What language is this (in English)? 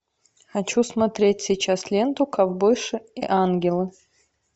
Russian